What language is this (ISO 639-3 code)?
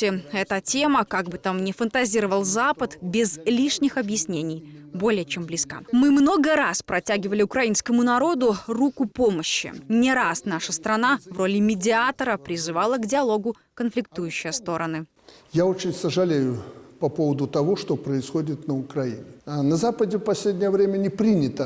rus